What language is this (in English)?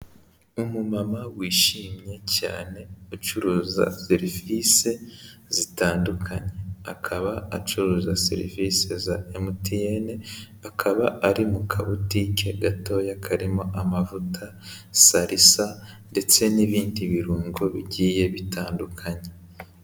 Kinyarwanda